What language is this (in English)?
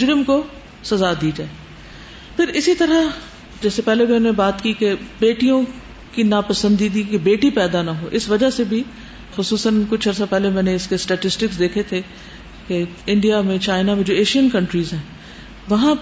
Urdu